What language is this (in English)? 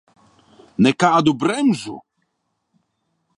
Latvian